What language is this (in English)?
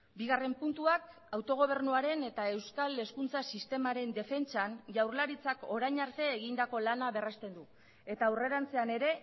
Basque